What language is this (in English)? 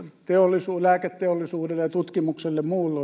Finnish